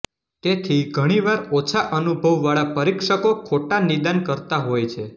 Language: Gujarati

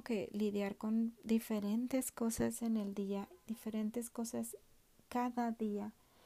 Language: Spanish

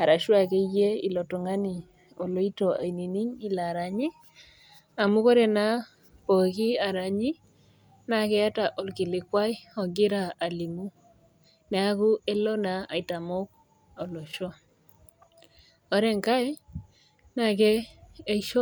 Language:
Masai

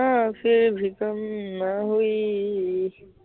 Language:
Assamese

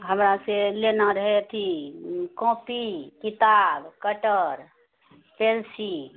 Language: Maithili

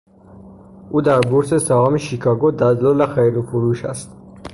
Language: Persian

